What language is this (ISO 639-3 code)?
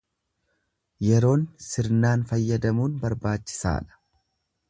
orm